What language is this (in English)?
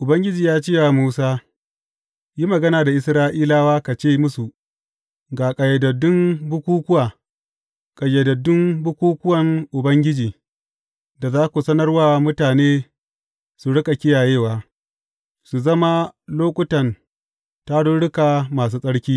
Hausa